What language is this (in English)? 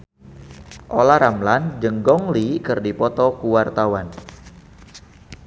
Sundanese